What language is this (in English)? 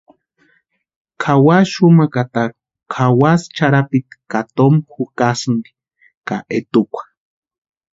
Western Highland Purepecha